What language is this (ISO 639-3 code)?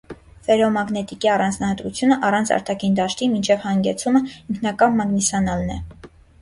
hye